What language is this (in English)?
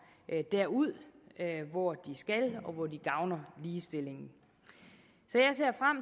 Danish